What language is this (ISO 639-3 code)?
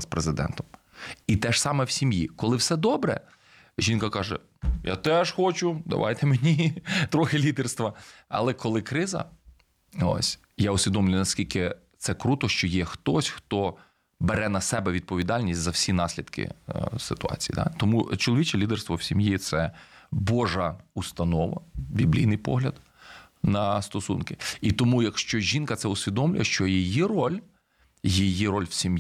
ukr